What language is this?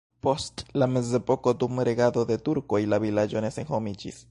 Esperanto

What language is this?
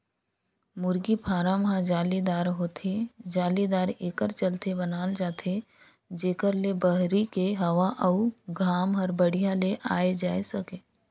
Chhattisgarhi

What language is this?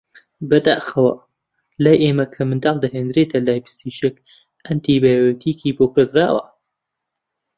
Central Kurdish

